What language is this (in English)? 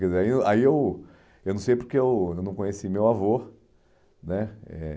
Portuguese